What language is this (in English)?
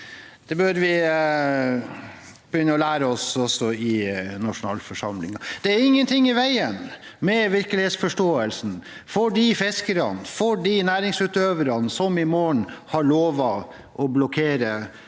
Norwegian